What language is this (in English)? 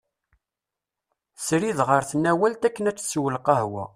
Kabyle